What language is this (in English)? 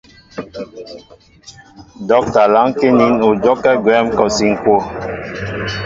Mbo (Cameroon)